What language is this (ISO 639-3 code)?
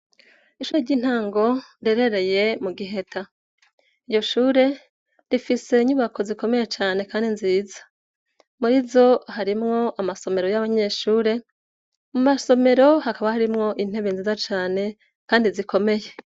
run